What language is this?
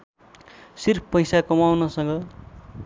Nepali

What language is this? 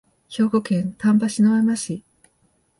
Japanese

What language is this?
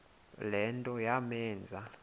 Xhosa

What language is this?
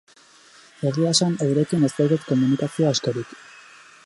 Basque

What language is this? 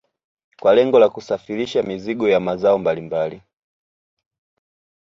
Swahili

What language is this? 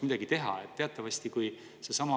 Estonian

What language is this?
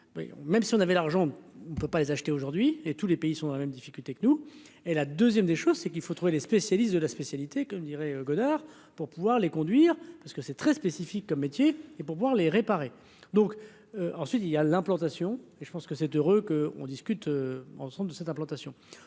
French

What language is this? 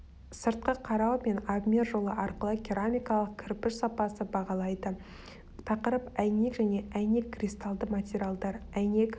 Kazakh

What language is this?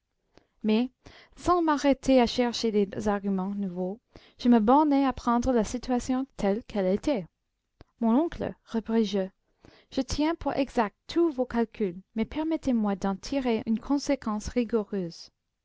French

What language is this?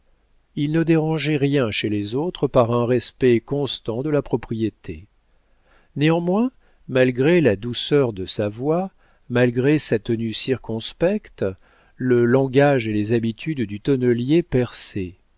French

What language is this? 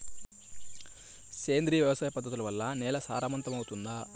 Telugu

